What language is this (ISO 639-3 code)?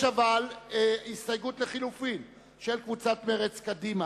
heb